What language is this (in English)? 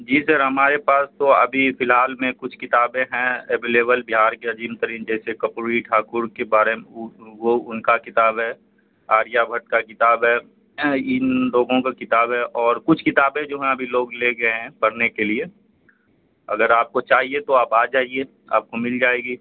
Urdu